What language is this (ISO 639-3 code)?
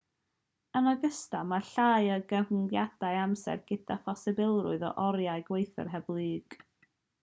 cym